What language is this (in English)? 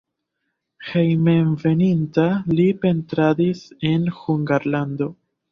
Esperanto